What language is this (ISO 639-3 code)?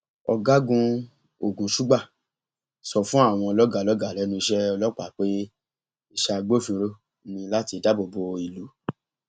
yor